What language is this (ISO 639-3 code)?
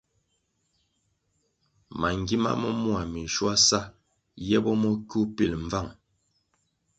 nmg